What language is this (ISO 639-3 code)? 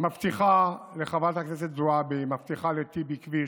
heb